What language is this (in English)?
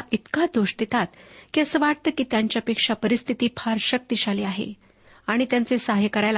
Marathi